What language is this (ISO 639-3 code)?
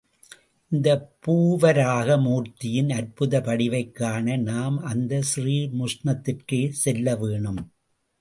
tam